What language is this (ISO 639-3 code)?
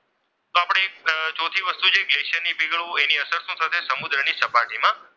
guj